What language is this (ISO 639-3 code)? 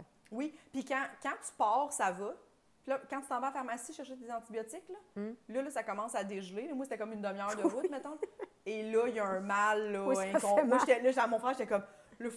fra